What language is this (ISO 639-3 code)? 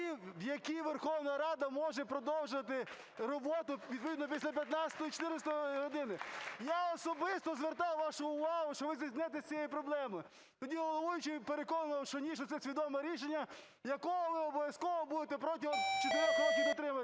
ukr